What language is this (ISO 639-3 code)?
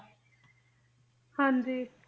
pan